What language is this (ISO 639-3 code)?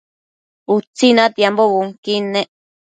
mcf